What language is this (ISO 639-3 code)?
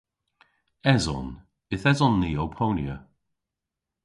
cor